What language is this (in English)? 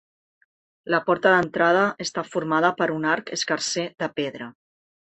Catalan